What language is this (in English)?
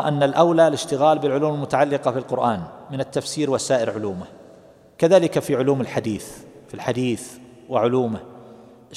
Arabic